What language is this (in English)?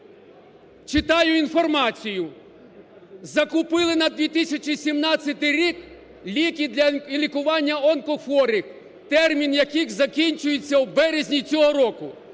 Ukrainian